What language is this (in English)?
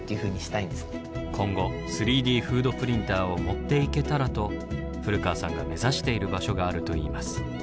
Japanese